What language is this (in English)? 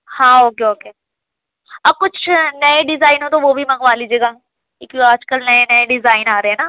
Urdu